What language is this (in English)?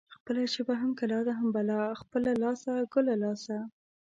Pashto